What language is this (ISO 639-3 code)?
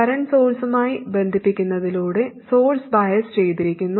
mal